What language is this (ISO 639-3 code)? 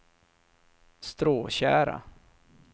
swe